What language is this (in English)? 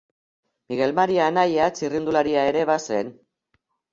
Basque